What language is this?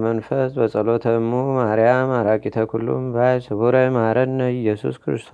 Amharic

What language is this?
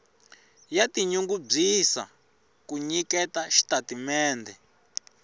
Tsonga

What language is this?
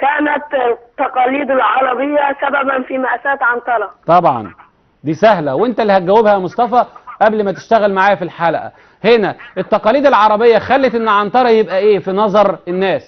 Arabic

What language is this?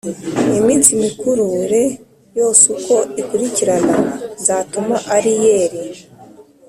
Kinyarwanda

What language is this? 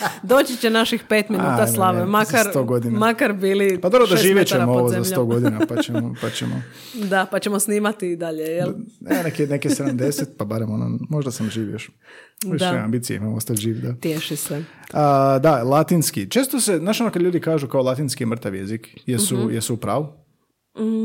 Croatian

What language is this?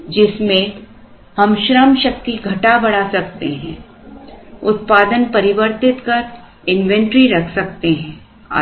Hindi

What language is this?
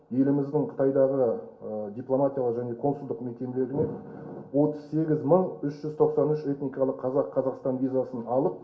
Kazakh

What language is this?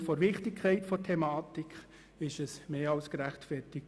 Swiss German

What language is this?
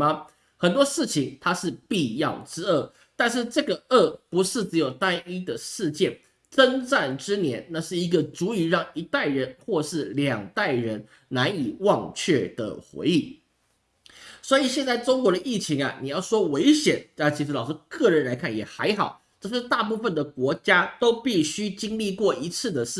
Chinese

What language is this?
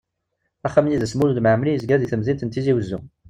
Kabyle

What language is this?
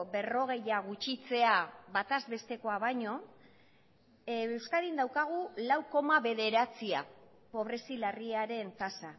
Basque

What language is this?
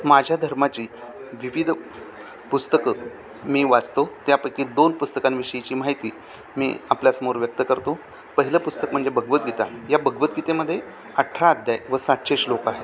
Marathi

